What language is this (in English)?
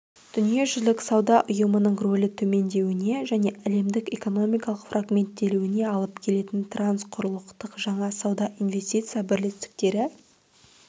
Kazakh